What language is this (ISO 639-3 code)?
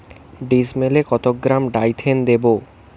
ben